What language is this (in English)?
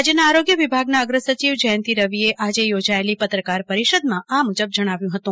Gujarati